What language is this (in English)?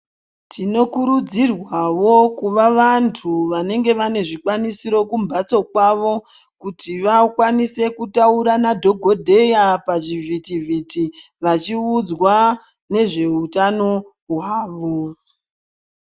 Ndau